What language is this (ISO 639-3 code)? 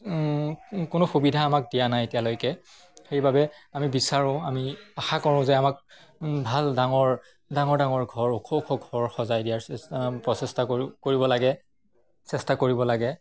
asm